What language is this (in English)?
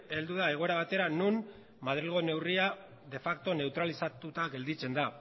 Basque